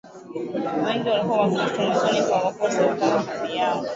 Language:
Swahili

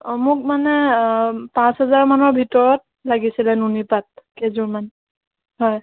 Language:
Assamese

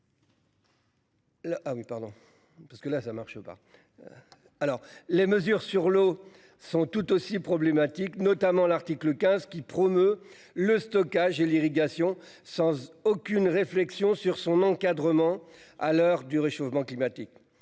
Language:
French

